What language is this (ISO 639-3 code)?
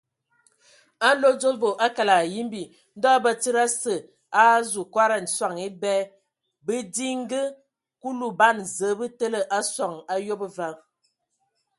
ewo